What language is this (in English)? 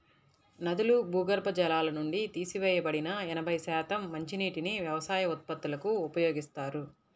Telugu